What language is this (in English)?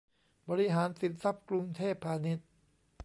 Thai